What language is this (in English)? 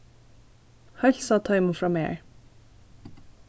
Faroese